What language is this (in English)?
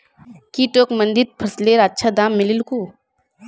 Magahi